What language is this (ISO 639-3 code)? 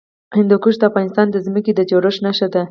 pus